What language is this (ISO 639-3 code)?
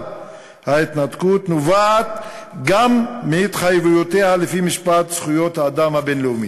heb